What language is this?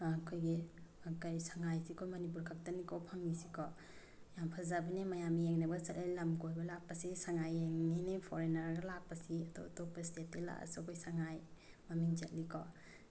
Manipuri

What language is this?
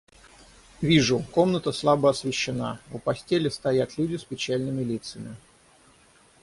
Russian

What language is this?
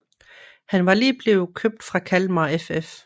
Danish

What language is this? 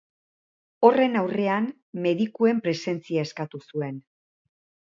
Basque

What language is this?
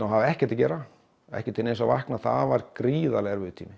Icelandic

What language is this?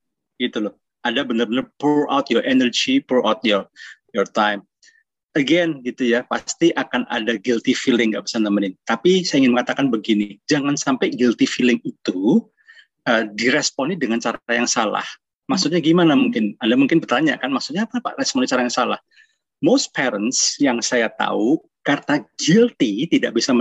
Indonesian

